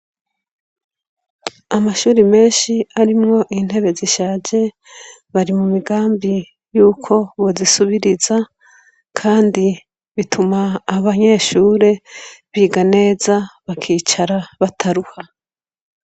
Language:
Rundi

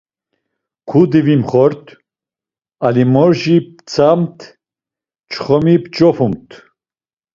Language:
Laz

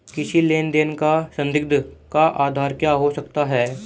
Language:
Hindi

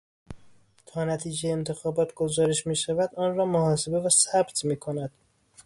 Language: Persian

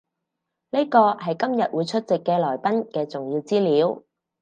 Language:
Cantonese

